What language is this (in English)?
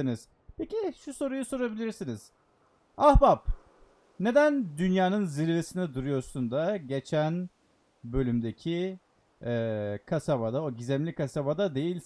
Turkish